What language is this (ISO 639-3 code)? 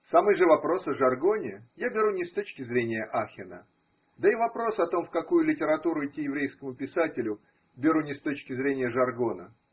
rus